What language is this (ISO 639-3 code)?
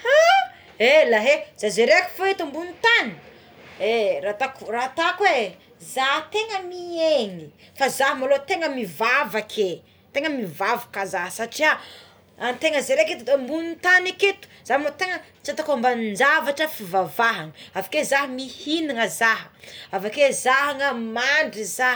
xmw